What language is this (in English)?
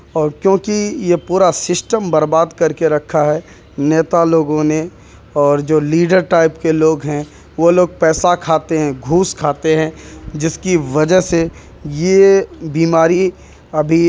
Urdu